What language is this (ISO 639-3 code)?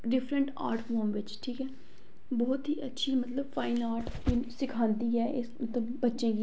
doi